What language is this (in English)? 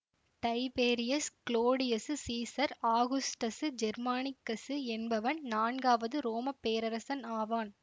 Tamil